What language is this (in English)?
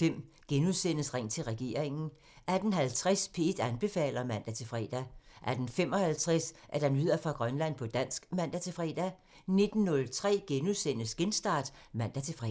Danish